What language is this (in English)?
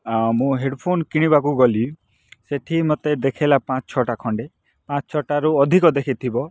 Odia